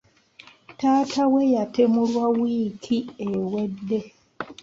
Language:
Ganda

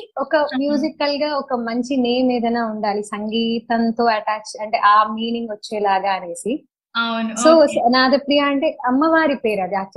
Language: Telugu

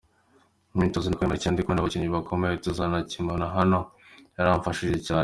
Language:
Kinyarwanda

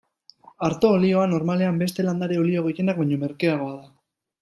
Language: Basque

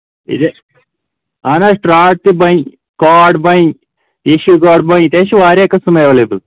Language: Kashmiri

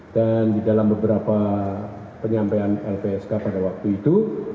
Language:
Indonesian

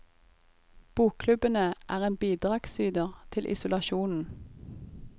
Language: Norwegian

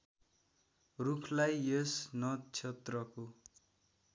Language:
Nepali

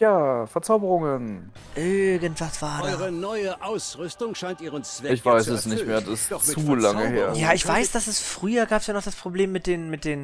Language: German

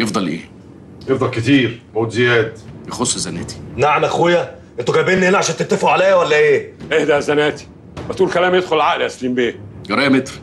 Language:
Arabic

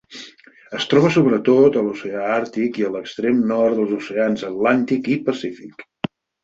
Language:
Catalan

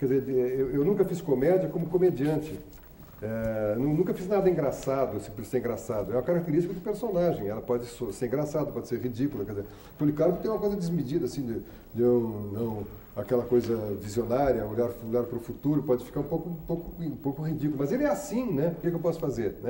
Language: Portuguese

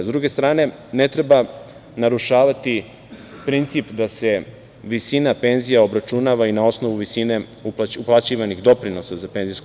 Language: Serbian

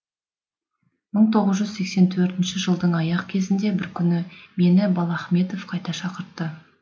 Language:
Kazakh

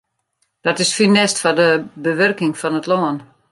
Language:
Western Frisian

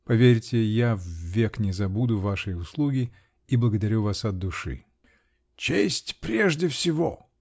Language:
Russian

